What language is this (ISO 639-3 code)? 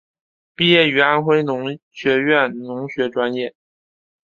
zho